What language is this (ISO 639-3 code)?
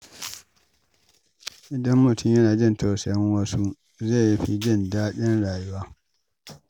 hau